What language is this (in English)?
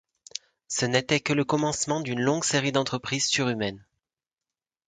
French